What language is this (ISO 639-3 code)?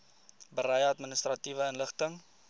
afr